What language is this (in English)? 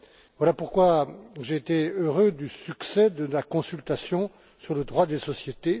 French